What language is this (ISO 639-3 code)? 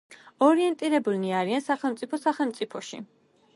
kat